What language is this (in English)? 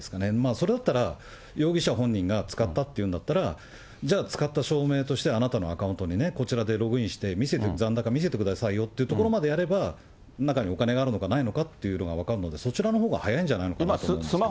Japanese